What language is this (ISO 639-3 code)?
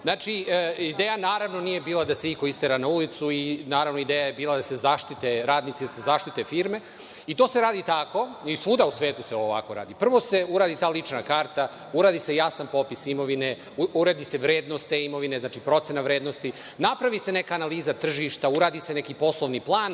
srp